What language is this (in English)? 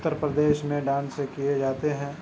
Urdu